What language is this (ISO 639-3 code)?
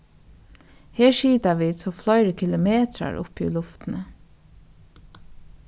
fao